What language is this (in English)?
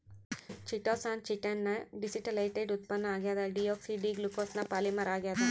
Kannada